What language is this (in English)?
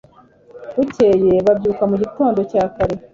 Kinyarwanda